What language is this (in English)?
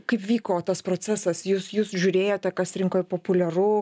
Lithuanian